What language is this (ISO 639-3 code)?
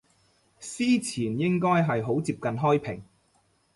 yue